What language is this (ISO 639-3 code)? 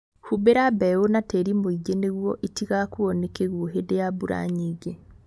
kik